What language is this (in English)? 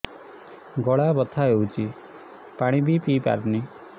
Odia